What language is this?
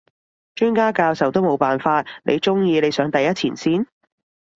Cantonese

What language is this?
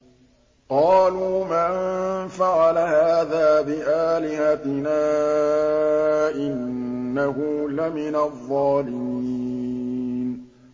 Arabic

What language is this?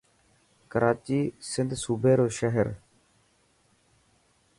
Dhatki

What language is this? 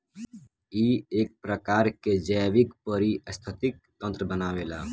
Bhojpuri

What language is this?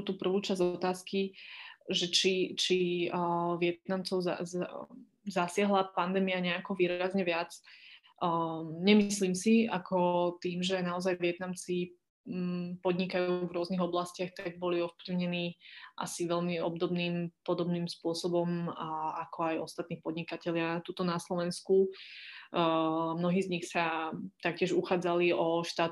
Slovak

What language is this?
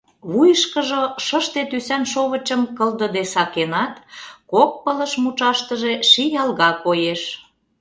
Mari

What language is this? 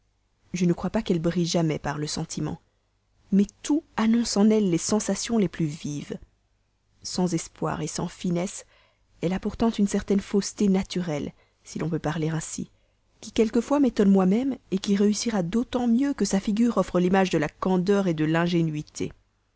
French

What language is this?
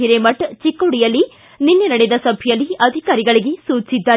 Kannada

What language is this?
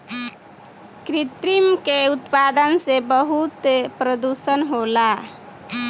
Bhojpuri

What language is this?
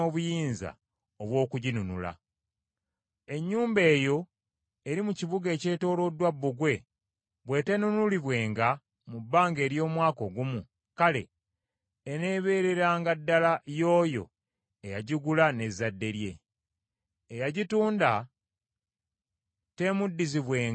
Ganda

